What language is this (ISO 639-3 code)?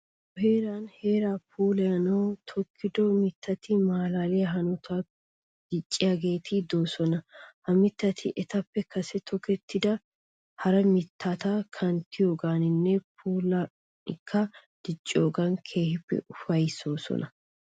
wal